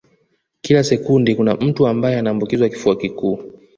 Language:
Swahili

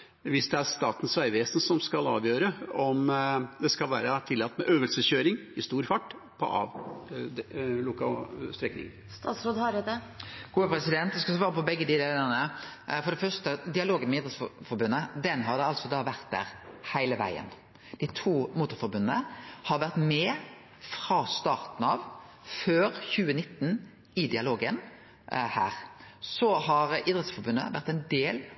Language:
Norwegian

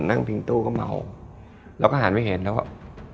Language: Thai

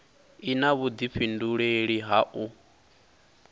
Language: Venda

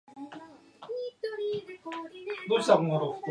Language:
Japanese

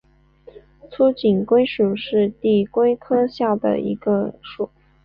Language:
Chinese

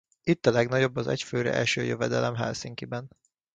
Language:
Hungarian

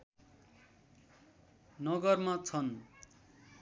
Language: Nepali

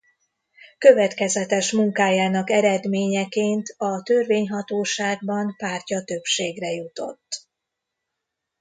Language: Hungarian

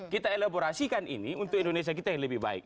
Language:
Indonesian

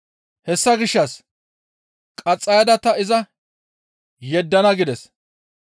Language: Gamo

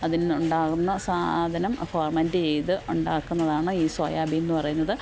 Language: Malayalam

